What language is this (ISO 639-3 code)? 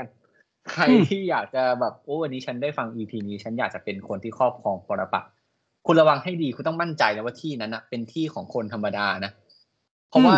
tha